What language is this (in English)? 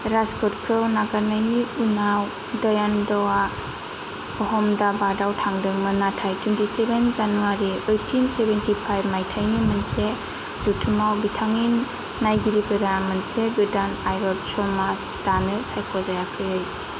Bodo